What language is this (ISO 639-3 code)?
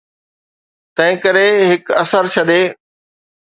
snd